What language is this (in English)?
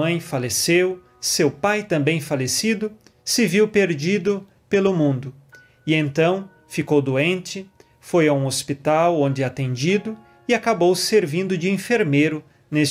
Portuguese